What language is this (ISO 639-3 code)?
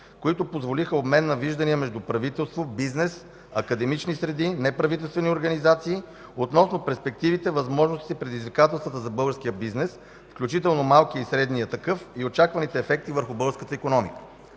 bul